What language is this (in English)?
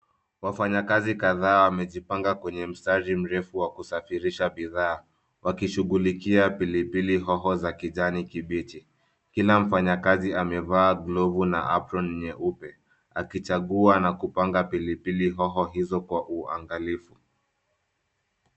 Swahili